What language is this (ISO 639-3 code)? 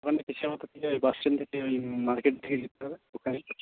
ben